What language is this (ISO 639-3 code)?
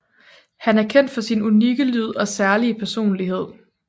dan